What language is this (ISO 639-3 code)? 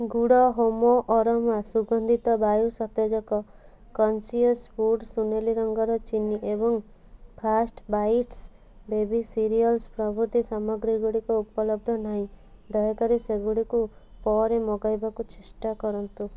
ori